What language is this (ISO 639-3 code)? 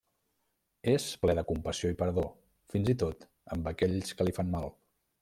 cat